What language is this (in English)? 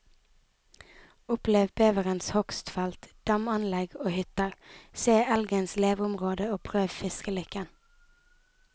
Norwegian